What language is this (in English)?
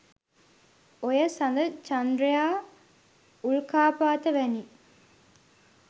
Sinhala